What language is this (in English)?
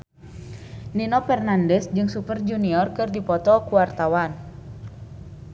Sundanese